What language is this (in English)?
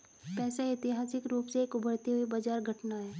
Hindi